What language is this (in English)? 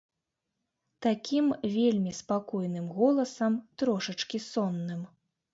Belarusian